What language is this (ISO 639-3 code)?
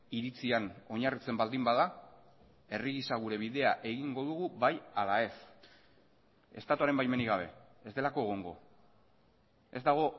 eus